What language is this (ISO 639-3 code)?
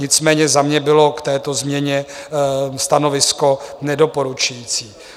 ces